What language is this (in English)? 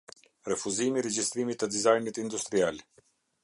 Albanian